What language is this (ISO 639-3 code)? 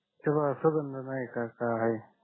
mar